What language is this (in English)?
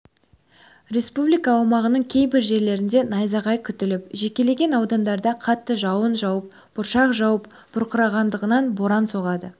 Kazakh